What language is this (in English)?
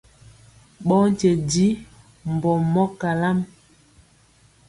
Mpiemo